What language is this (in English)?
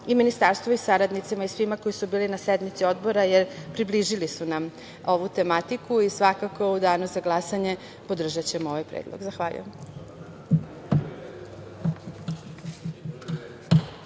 Serbian